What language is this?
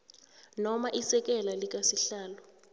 South Ndebele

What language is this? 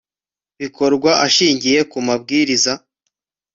Kinyarwanda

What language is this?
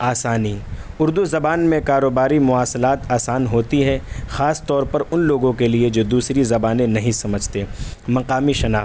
Urdu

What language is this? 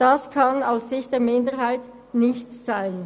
Swiss German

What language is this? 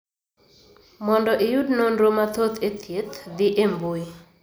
Luo (Kenya and Tanzania)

